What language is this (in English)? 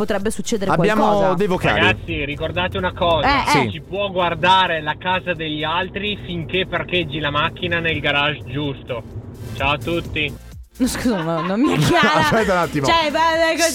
Italian